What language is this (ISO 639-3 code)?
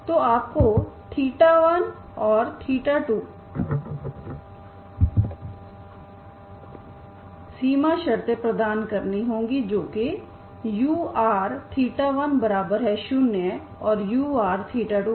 hin